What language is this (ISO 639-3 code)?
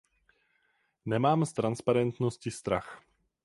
ces